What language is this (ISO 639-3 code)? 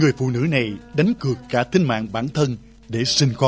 vie